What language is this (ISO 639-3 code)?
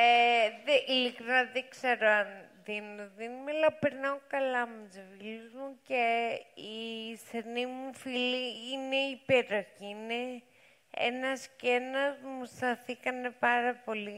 ell